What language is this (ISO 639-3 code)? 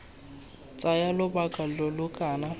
tsn